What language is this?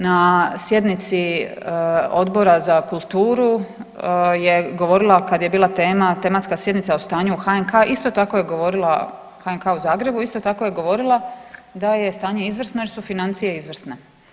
Croatian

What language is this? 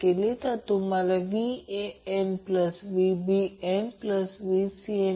Marathi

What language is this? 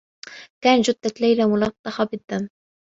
Arabic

